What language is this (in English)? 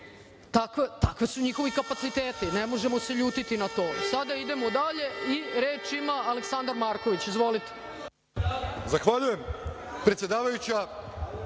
Serbian